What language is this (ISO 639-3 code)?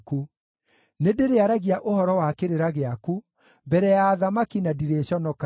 kik